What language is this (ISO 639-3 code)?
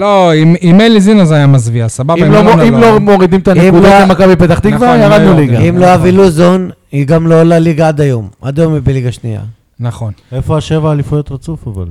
heb